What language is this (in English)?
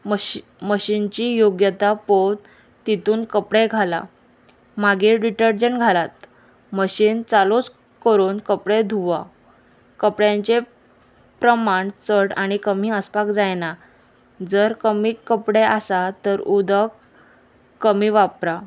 Konkani